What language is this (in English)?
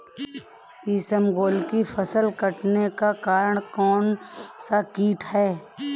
Hindi